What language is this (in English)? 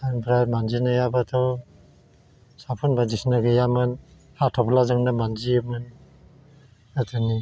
Bodo